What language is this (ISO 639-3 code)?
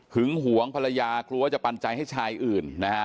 tha